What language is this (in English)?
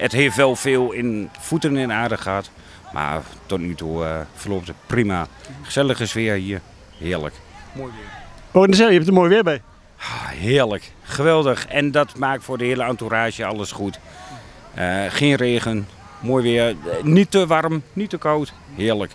Dutch